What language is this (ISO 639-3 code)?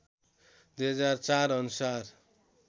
nep